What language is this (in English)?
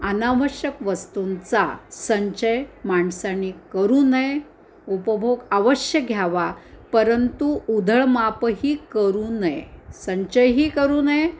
Marathi